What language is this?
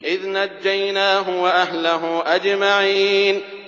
Arabic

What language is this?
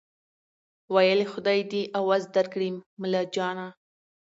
Pashto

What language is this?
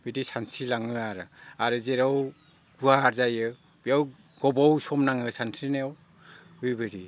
Bodo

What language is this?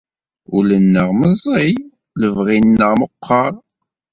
Kabyle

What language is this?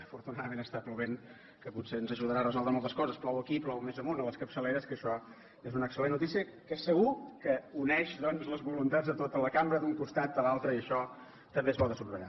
Catalan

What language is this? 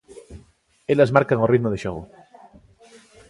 Galician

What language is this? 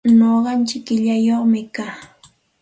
Santa Ana de Tusi Pasco Quechua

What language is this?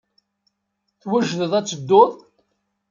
Kabyle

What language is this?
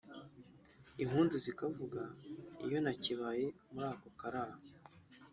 Kinyarwanda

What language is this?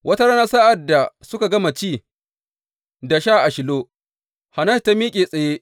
Hausa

